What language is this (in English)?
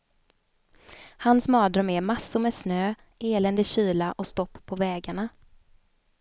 Swedish